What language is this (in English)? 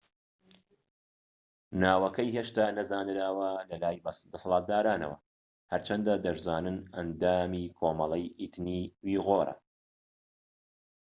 Central Kurdish